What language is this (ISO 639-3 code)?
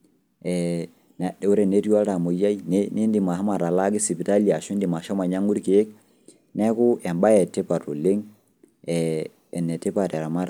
mas